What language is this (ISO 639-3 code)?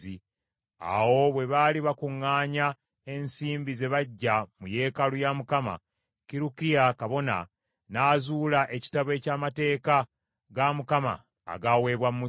lug